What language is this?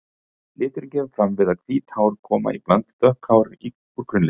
Icelandic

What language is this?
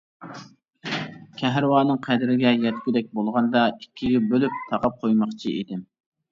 Uyghur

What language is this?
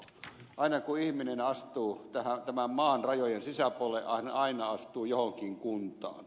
Finnish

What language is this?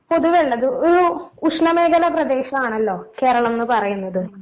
Malayalam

